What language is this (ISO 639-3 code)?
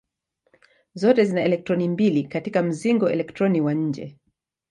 swa